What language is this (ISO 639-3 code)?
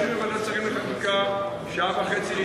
heb